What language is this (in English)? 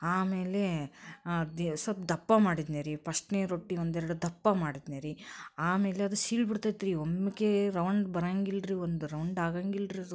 Kannada